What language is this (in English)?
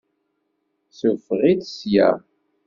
Kabyle